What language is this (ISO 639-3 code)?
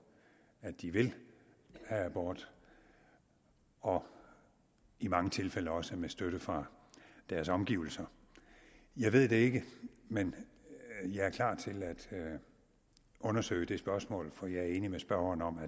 dan